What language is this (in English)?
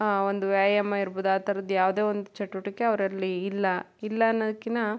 Kannada